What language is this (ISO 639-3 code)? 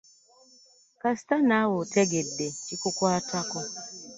lug